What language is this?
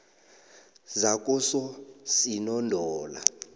South Ndebele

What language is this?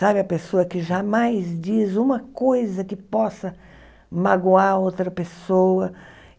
Portuguese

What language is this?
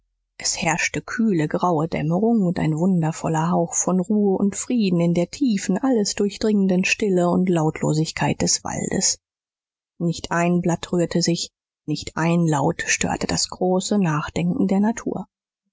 German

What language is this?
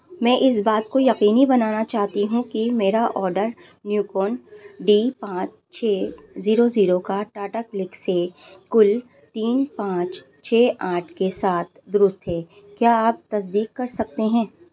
Urdu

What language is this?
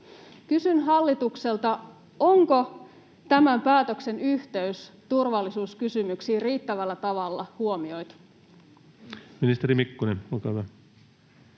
Finnish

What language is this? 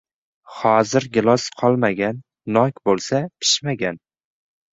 Uzbek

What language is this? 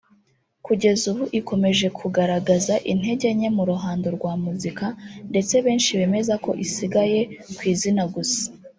Kinyarwanda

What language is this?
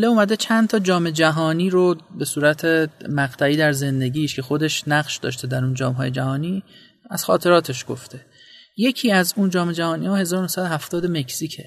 Persian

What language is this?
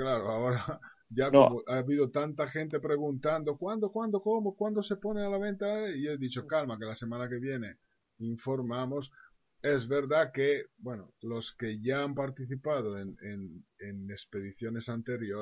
Spanish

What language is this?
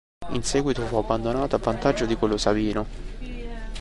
Italian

